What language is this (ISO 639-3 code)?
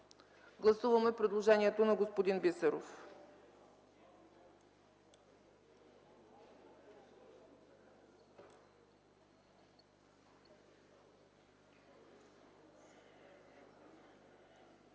bul